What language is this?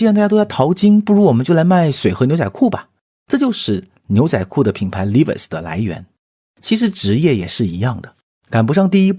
Chinese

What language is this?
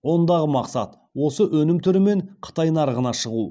Kazakh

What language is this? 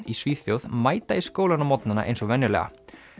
Icelandic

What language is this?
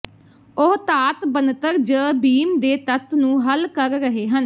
Punjabi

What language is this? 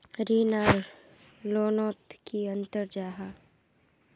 Magahi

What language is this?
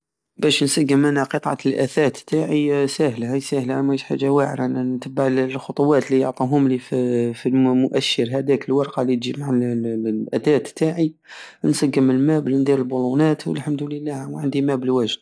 Algerian Saharan Arabic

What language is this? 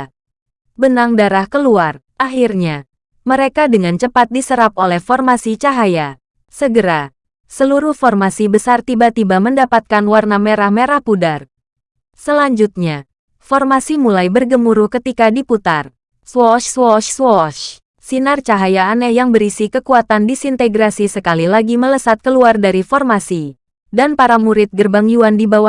Indonesian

